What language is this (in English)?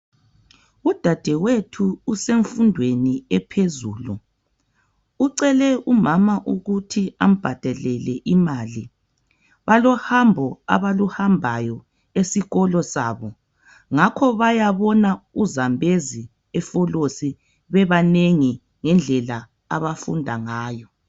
North Ndebele